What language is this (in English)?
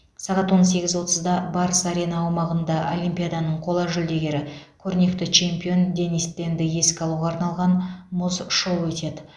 Kazakh